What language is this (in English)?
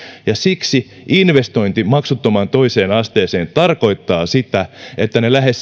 Finnish